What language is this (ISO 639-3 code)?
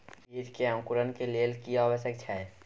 mai